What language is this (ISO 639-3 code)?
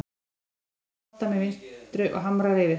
isl